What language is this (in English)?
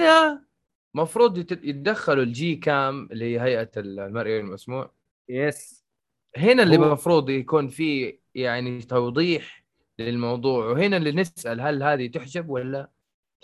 Arabic